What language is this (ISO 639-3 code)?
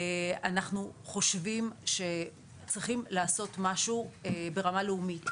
heb